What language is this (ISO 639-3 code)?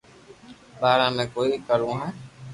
lrk